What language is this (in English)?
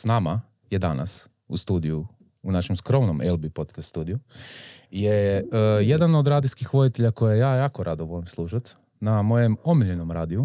Croatian